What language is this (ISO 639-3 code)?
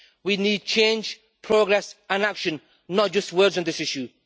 eng